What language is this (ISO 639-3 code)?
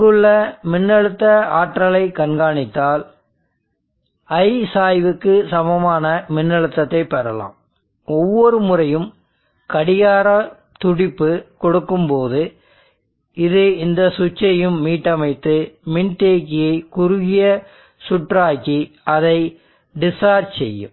tam